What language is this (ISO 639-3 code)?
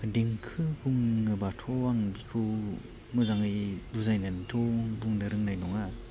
brx